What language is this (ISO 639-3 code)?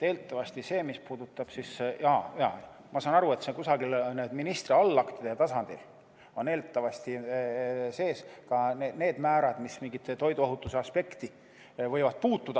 est